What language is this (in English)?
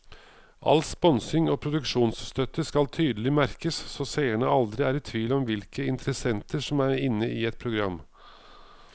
Norwegian